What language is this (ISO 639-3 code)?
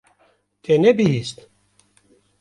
kur